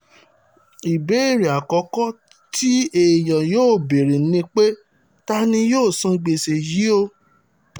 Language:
Yoruba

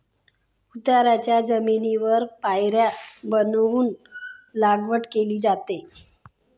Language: Marathi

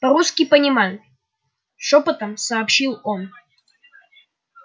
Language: Russian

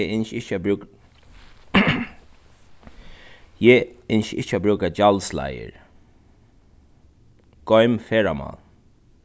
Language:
Faroese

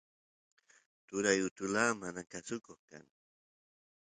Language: Santiago del Estero Quichua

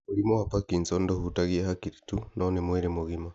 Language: Kikuyu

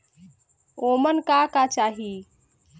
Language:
Bhojpuri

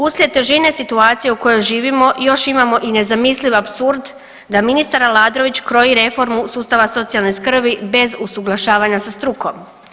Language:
Croatian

